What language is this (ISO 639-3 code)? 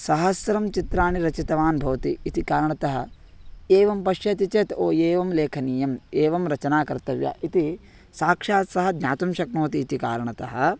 san